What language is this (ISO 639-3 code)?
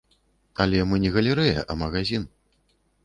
bel